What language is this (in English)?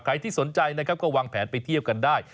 Thai